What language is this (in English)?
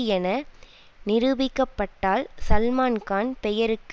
Tamil